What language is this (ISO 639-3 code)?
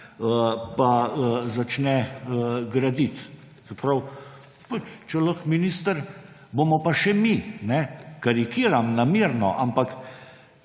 slv